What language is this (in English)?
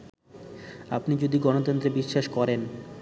Bangla